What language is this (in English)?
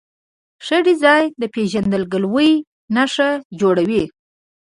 Pashto